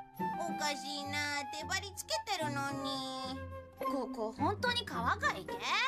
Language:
Japanese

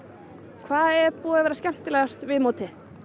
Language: Icelandic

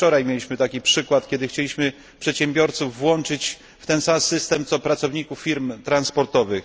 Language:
Polish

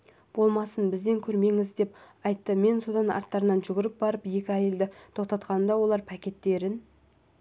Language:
Kazakh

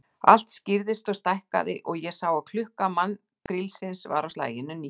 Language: Icelandic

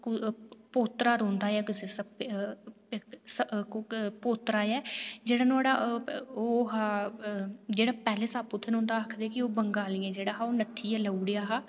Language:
Dogri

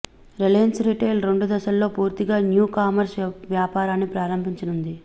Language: Telugu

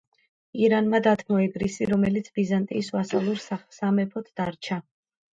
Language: Georgian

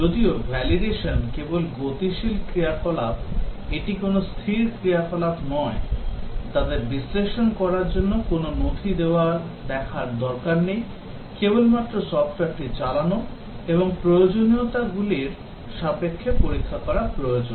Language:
Bangla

